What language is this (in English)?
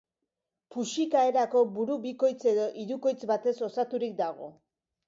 Basque